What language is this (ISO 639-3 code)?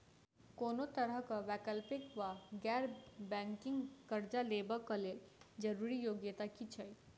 mai